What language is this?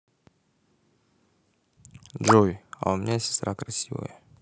Russian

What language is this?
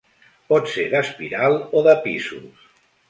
Catalan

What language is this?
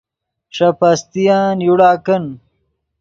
Yidgha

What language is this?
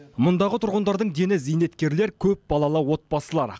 Kazakh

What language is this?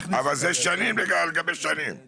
Hebrew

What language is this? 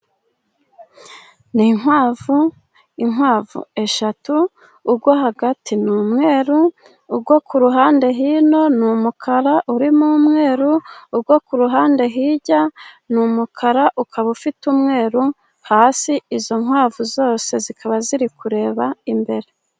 Kinyarwanda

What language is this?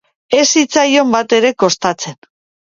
Basque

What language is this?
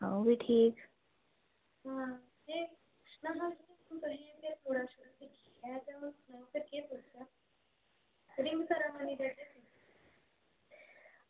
Dogri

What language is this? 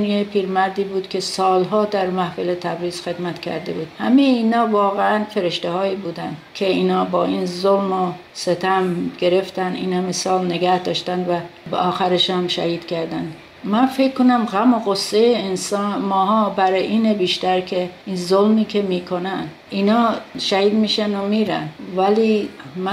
Persian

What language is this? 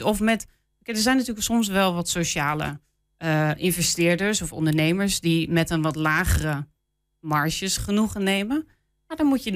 Dutch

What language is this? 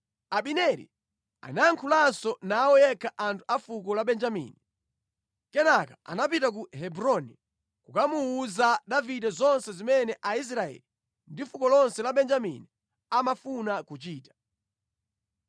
Nyanja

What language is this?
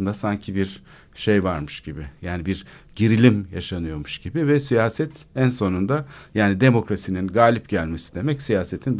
Turkish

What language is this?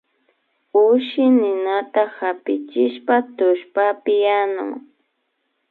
Imbabura Highland Quichua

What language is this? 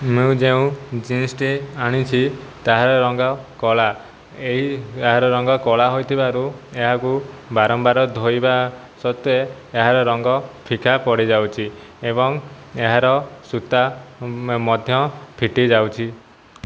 Odia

